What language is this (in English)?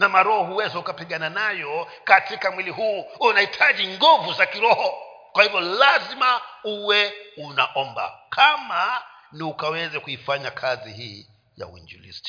Swahili